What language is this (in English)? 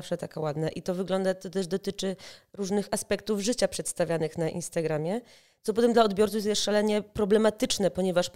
Polish